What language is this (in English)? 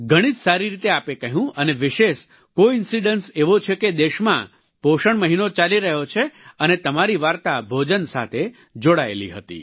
Gujarati